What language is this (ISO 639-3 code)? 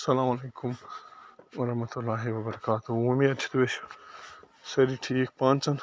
kas